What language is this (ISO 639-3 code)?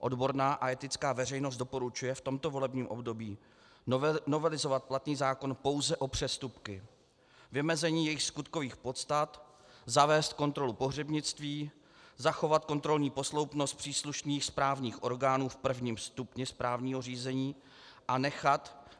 ces